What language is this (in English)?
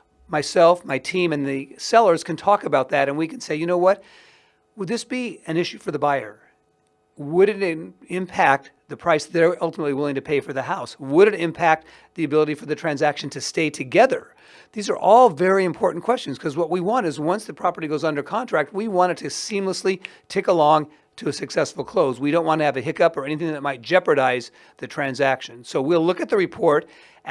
English